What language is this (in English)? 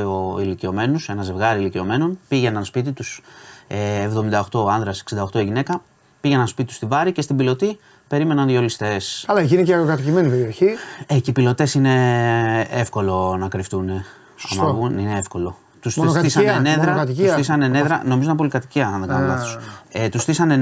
Greek